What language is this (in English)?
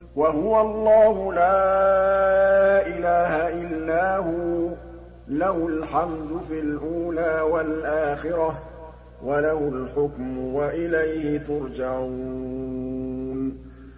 Arabic